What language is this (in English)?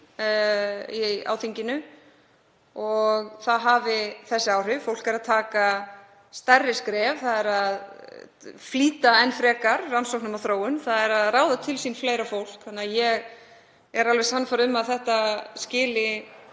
Icelandic